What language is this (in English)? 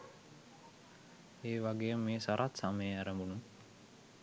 Sinhala